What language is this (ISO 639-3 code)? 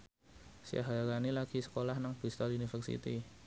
jav